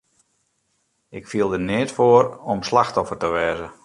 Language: Western Frisian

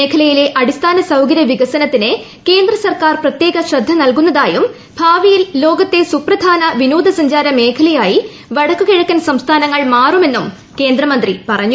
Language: Malayalam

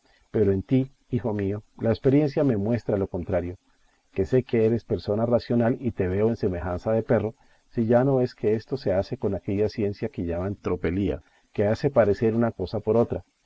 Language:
Spanish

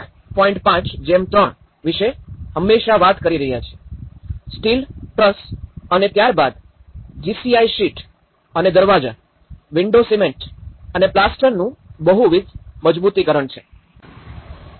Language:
Gujarati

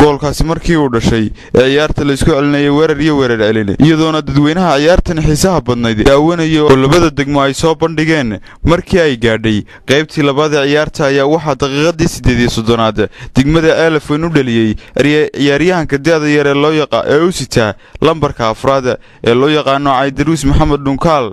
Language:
Arabic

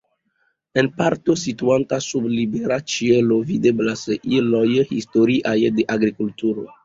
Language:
Esperanto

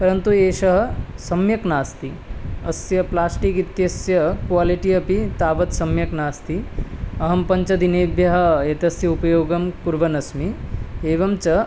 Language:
Sanskrit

